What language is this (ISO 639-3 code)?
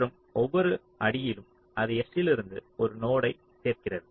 tam